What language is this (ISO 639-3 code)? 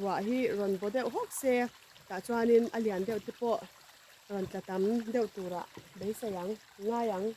tha